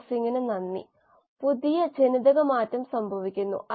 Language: Malayalam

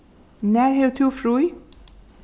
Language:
Faroese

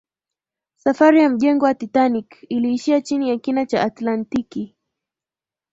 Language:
Swahili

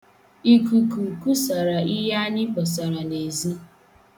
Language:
Igbo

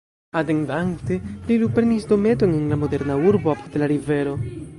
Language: Esperanto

